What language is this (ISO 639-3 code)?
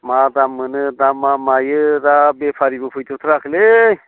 brx